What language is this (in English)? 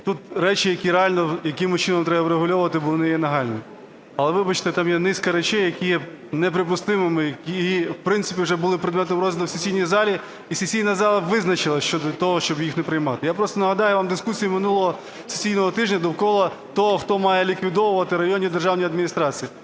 Ukrainian